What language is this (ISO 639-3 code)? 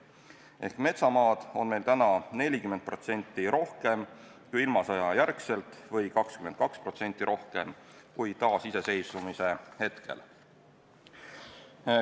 est